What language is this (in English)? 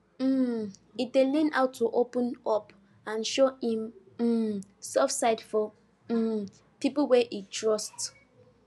Nigerian Pidgin